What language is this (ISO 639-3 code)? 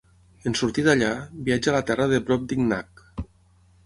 cat